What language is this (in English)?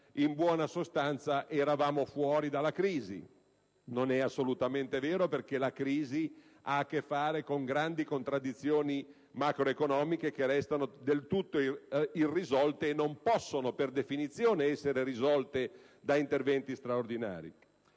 Italian